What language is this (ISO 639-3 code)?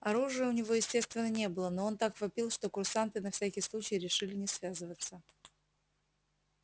rus